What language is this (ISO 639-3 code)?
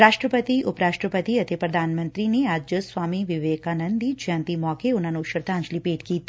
pan